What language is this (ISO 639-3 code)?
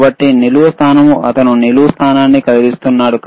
tel